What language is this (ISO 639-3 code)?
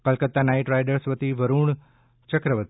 guj